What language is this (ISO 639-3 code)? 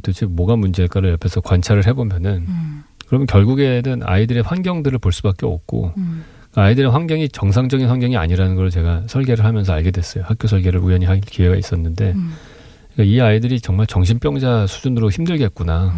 kor